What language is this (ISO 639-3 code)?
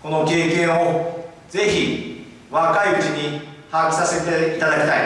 jpn